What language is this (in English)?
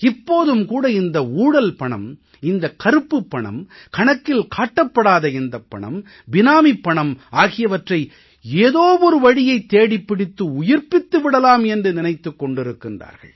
Tamil